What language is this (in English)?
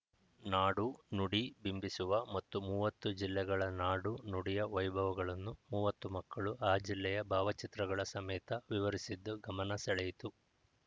Kannada